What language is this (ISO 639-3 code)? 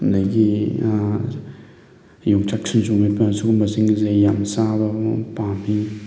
mni